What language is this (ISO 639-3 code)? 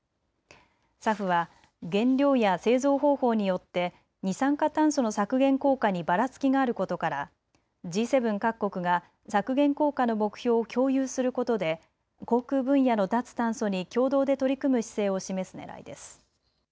jpn